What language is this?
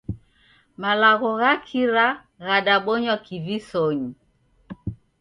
Taita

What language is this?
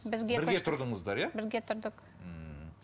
Kazakh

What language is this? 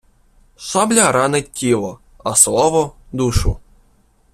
Ukrainian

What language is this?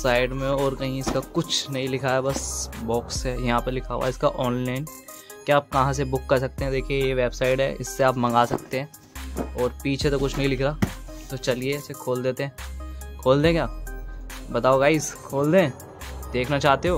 Hindi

